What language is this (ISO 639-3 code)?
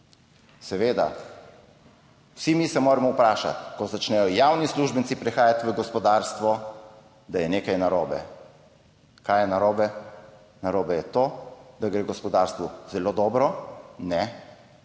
slv